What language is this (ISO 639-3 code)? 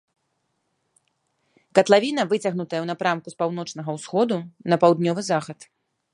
bel